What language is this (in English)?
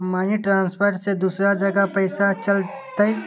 Magahi